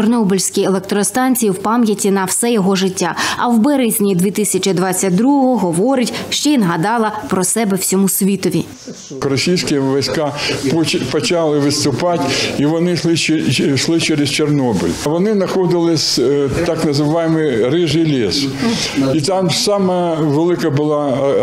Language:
Ukrainian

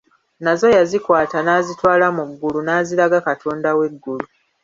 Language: Ganda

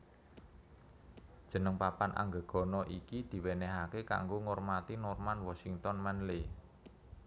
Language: Javanese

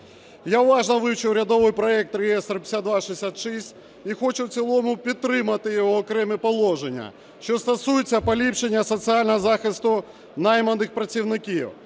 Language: Ukrainian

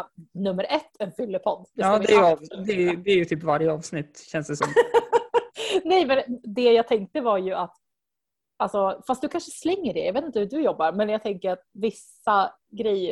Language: Swedish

